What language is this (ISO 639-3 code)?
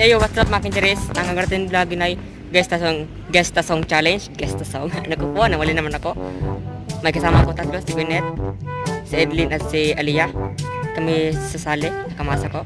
ind